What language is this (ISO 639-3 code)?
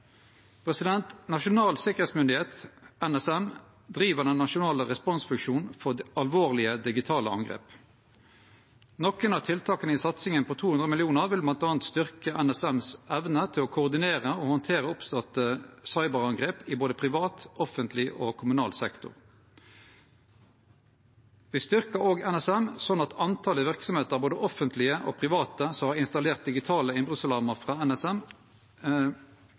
nno